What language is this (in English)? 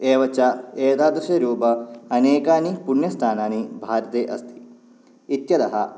Sanskrit